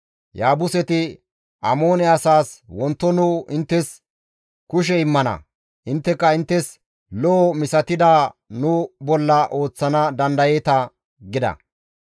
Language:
Gamo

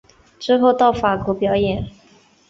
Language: Chinese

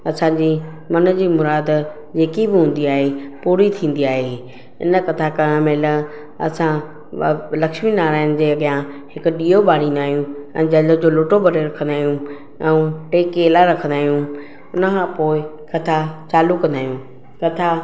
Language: Sindhi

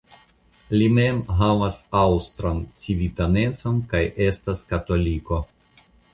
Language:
Esperanto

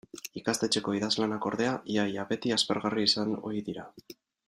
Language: Basque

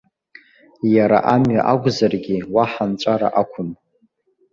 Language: Abkhazian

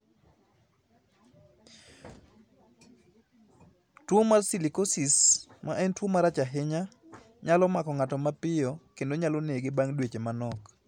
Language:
Luo (Kenya and Tanzania)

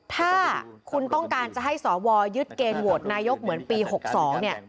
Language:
Thai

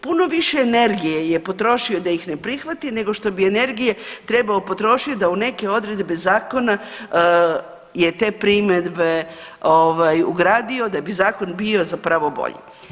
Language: Croatian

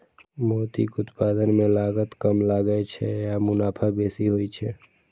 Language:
Maithili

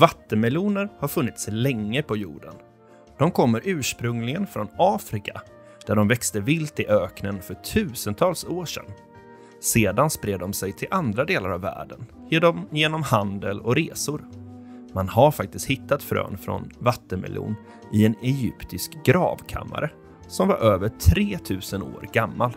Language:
Swedish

